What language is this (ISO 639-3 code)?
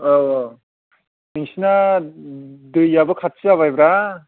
brx